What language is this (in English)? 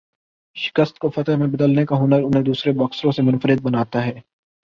Urdu